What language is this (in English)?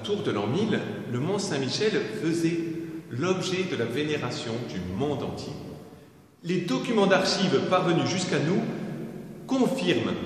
French